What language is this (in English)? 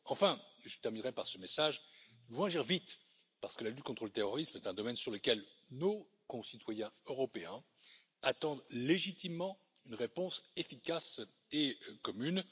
French